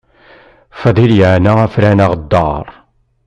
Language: Kabyle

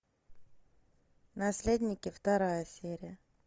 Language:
Russian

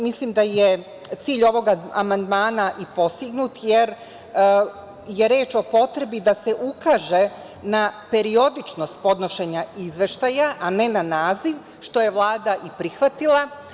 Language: Serbian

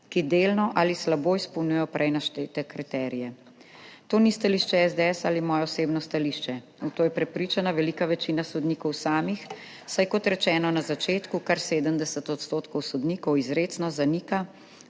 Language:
Slovenian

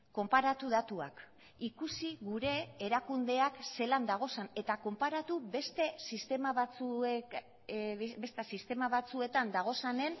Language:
Basque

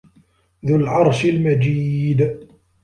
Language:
Arabic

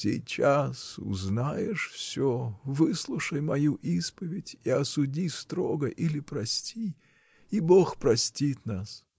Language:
Russian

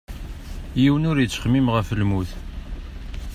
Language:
Kabyle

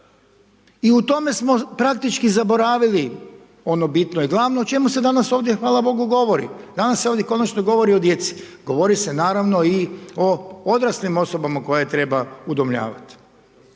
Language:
Croatian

